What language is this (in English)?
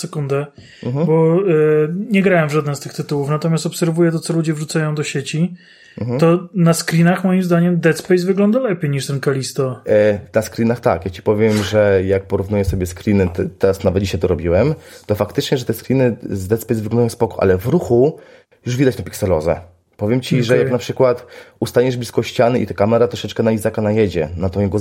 Polish